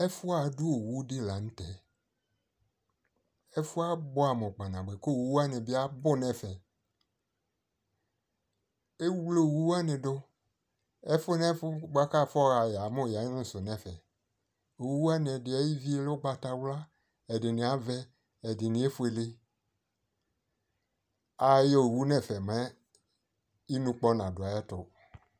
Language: Ikposo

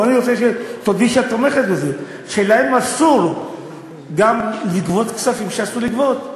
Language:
Hebrew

